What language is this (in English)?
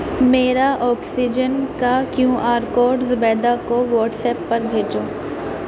Urdu